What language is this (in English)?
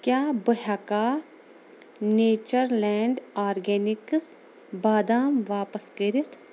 Kashmiri